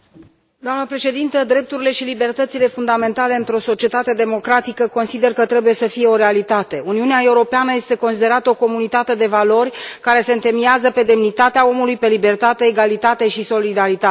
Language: Romanian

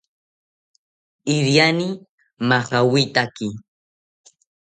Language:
South Ucayali Ashéninka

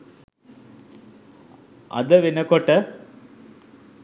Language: Sinhala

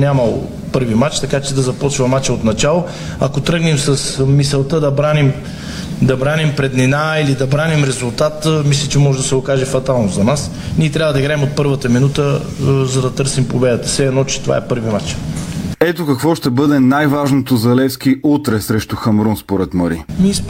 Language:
Bulgarian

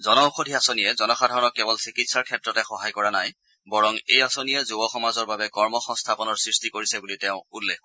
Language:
Assamese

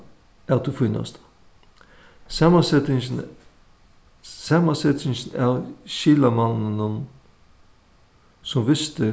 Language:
Faroese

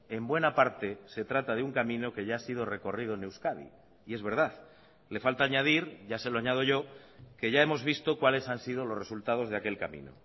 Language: Spanish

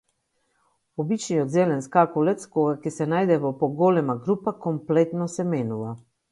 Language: Macedonian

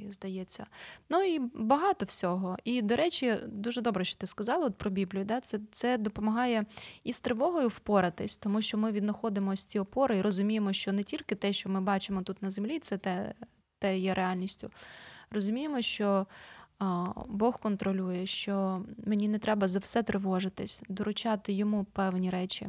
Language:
Ukrainian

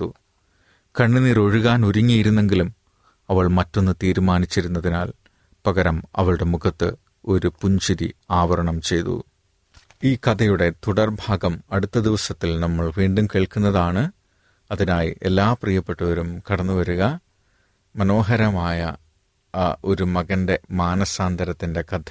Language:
Malayalam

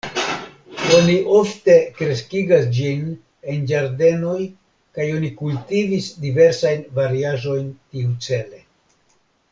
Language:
Esperanto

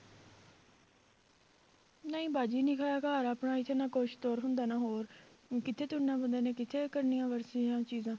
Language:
Punjabi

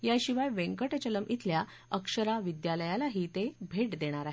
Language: Marathi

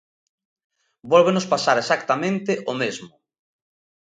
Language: Galician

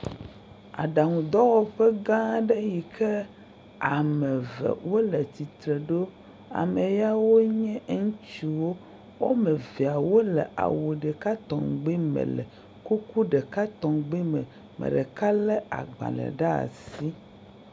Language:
Ewe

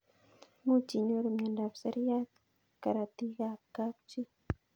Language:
Kalenjin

